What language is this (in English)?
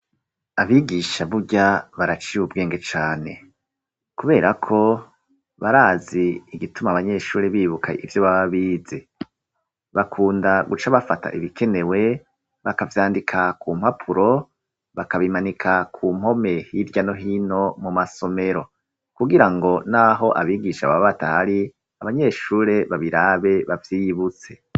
Rundi